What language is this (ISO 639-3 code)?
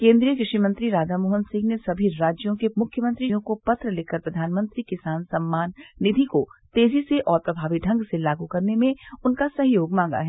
hin